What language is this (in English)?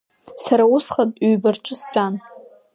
Abkhazian